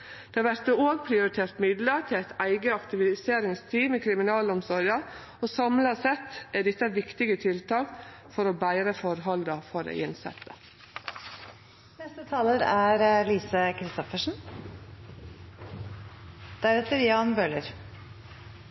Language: Norwegian Nynorsk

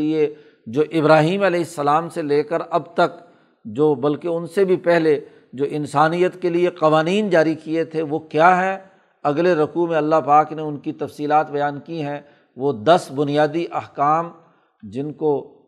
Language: Urdu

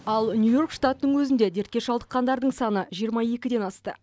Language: Kazakh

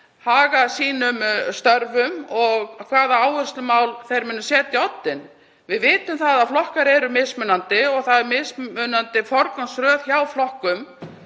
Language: Icelandic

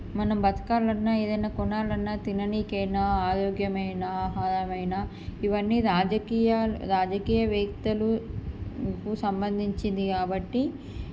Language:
Telugu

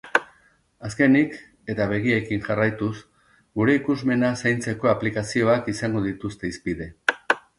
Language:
Basque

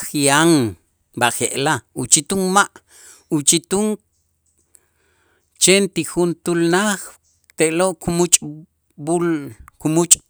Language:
Itzá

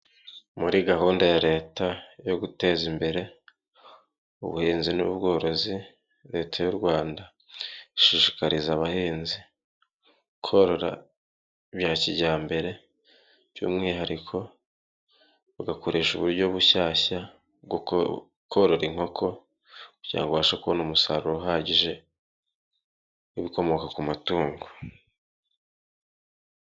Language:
Kinyarwanda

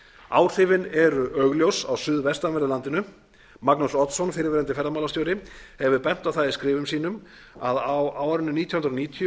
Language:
Icelandic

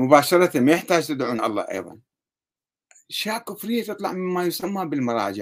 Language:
Arabic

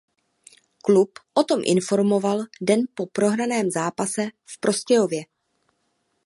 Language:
Czech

